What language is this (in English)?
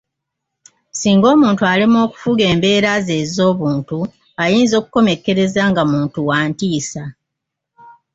Ganda